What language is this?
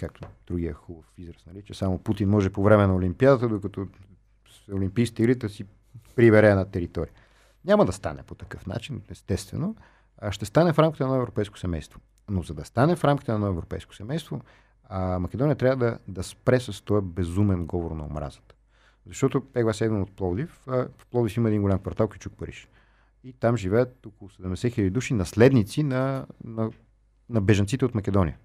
Bulgarian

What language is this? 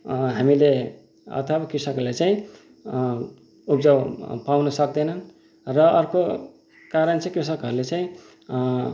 Nepali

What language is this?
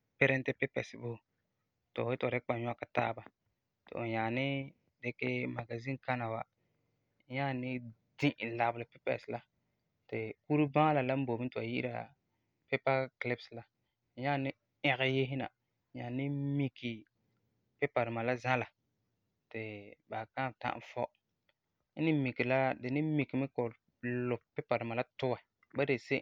Frafra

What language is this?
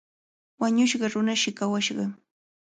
Cajatambo North Lima Quechua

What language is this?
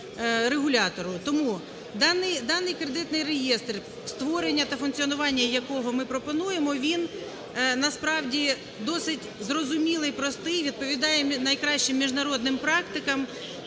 Ukrainian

